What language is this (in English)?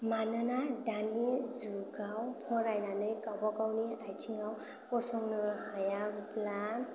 Bodo